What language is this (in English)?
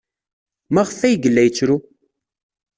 Kabyle